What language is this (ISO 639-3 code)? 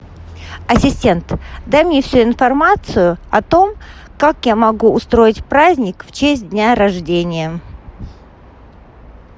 rus